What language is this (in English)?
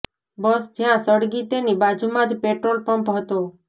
Gujarati